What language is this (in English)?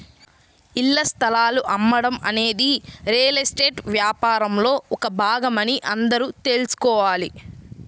Telugu